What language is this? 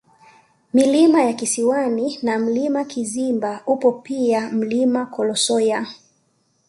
Swahili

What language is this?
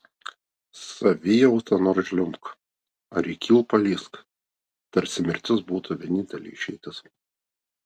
Lithuanian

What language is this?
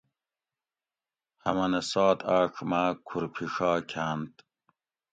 Gawri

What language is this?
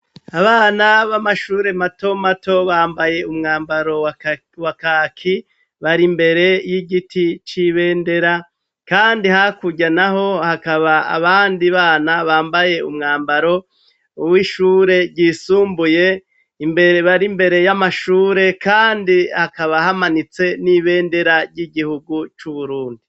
Rundi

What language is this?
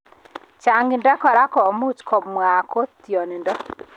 Kalenjin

